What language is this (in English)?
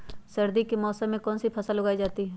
Magahi